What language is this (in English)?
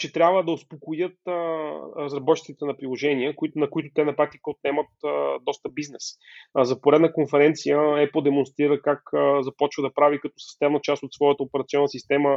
Bulgarian